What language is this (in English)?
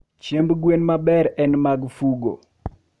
Luo (Kenya and Tanzania)